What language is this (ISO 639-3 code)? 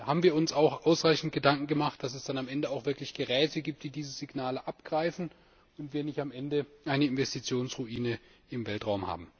deu